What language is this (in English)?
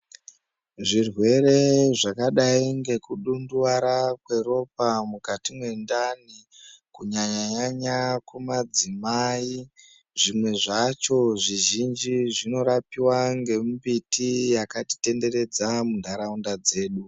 Ndau